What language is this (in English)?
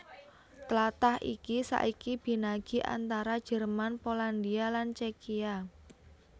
Javanese